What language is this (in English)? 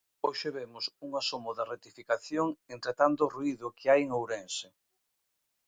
Galician